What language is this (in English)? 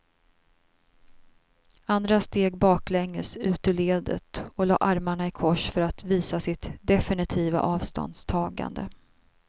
Swedish